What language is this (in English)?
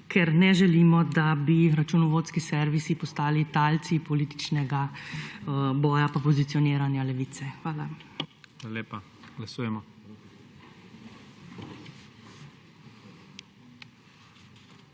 Slovenian